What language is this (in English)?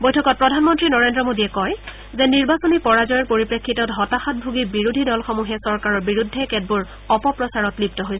Assamese